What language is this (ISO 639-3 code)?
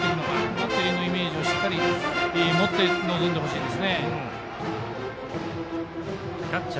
jpn